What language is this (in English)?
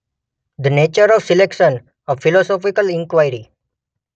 Gujarati